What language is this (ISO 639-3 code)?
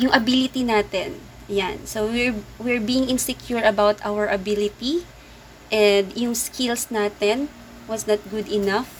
fil